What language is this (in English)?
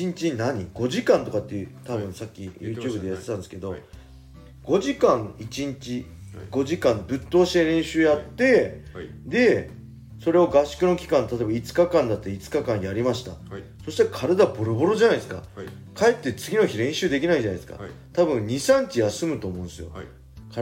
Japanese